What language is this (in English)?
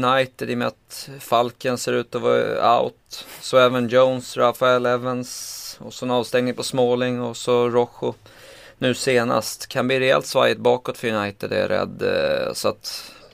Swedish